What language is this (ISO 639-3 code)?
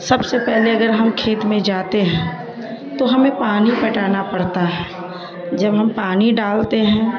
urd